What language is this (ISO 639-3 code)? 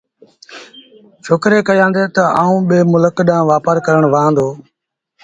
sbn